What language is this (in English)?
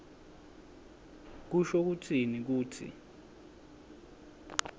Swati